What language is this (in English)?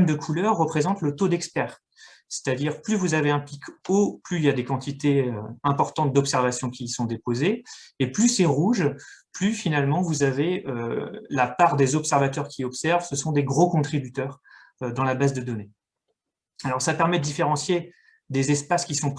French